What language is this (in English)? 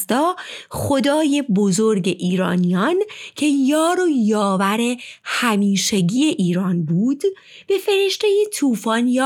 Persian